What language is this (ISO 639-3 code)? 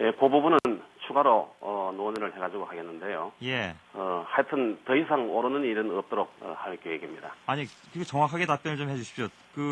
kor